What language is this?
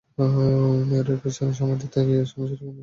Bangla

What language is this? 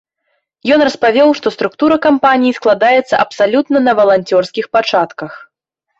Belarusian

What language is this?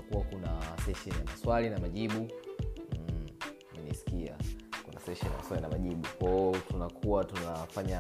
Swahili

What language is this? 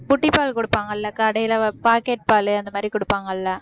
Tamil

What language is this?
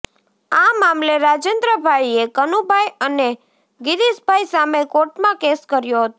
Gujarati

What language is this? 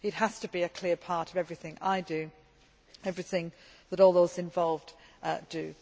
English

